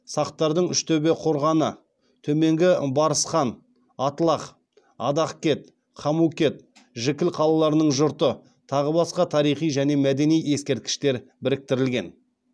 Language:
Kazakh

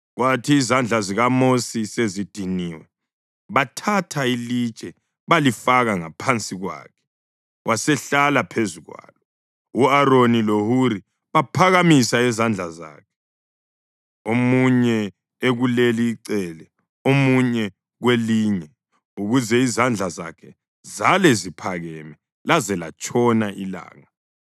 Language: North Ndebele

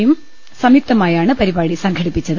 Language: Malayalam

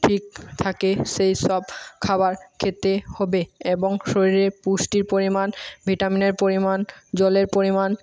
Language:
Bangla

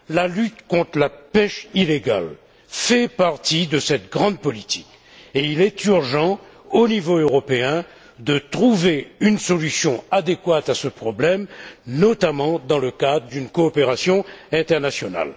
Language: French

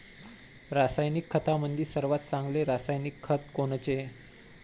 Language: Marathi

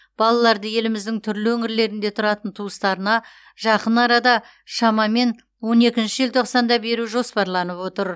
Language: Kazakh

